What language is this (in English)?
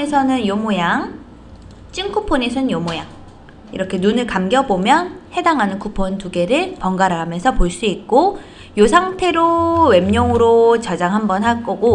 Korean